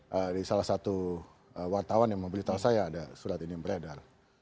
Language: Indonesian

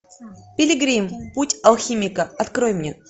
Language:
Russian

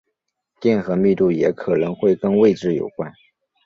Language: Chinese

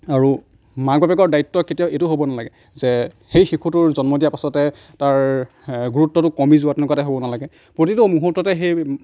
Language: Assamese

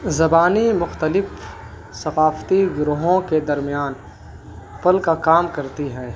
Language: Urdu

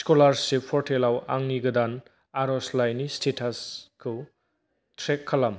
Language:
Bodo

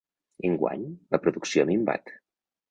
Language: Catalan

